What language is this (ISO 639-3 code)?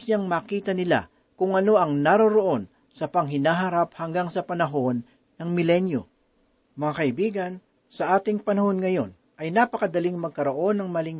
fil